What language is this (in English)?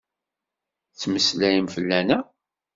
Kabyle